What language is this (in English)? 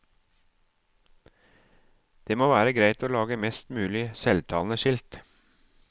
Norwegian